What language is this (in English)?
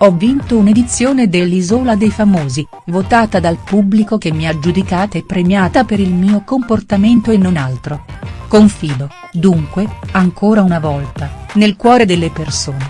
Italian